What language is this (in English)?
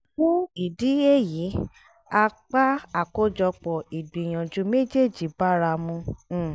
Yoruba